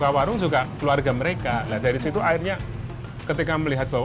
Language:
Indonesian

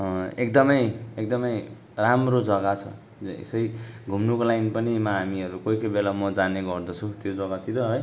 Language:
Nepali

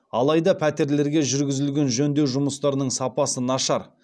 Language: Kazakh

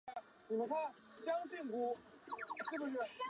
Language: Chinese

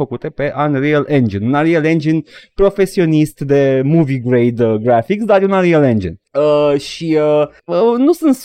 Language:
Romanian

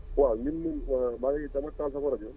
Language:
Wolof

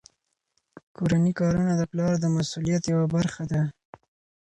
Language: Pashto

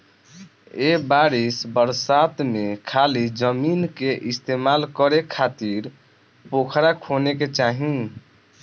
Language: Bhojpuri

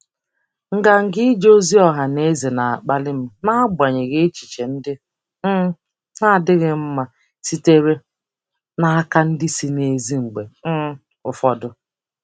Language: Igbo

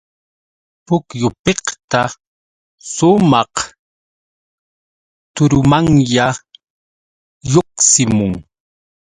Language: Yauyos Quechua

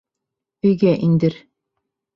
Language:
Bashkir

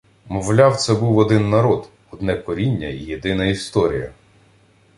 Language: Ukrainian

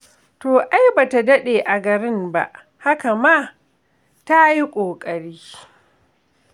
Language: Hausa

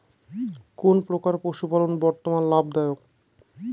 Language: Bangla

